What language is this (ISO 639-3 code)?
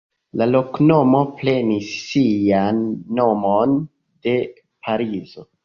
epo